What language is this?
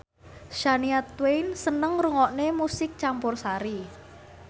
Javanese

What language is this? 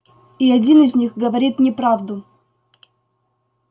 Russian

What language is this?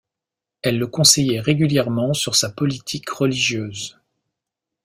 French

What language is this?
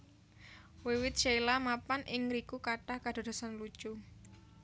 Javanese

